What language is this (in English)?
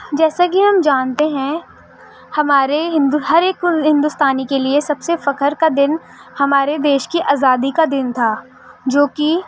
Urdu